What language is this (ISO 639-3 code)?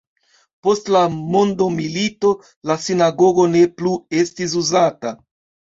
epo